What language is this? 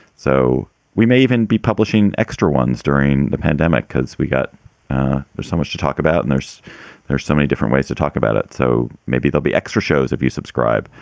English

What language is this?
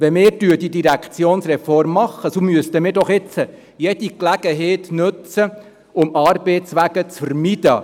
Swiss German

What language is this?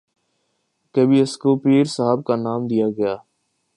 Urdu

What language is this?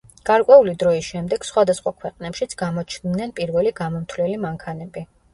Georgian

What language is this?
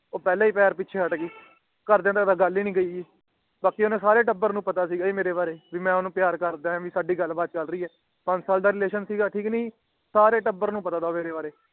Punjabi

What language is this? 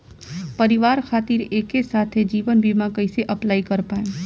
Bhojpuri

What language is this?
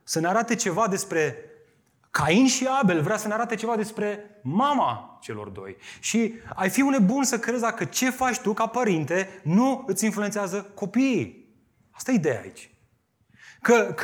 Romanian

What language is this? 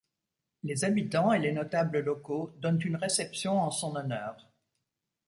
French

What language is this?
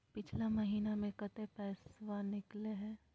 Magahi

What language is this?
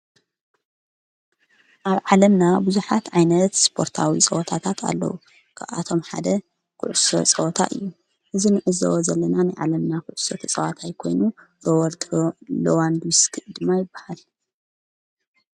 Tigrinya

